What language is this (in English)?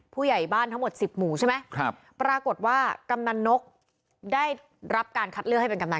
Thai